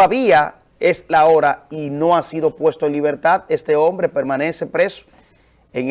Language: Spanish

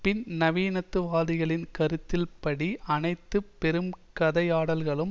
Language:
Tamil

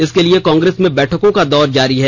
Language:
Hindi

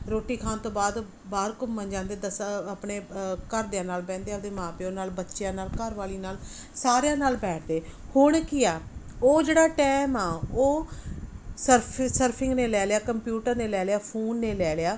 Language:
Punjabi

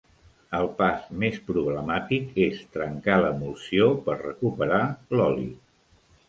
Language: Catalan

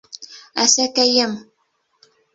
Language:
Bashkir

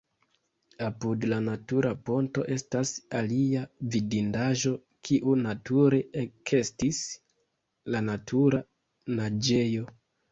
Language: Esperanto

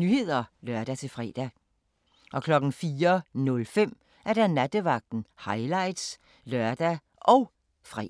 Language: Danish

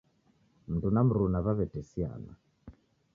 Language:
Taita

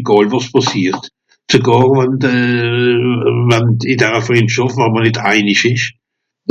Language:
Swiss German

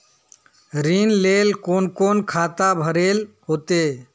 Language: Magahi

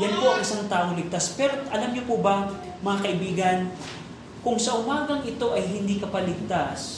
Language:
Filipino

